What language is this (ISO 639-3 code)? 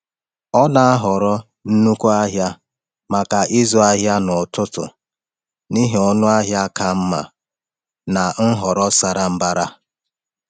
ibo